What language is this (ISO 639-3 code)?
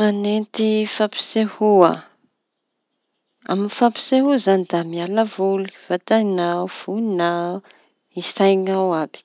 txy